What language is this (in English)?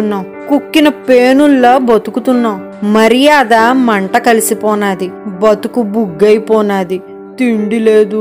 Telugu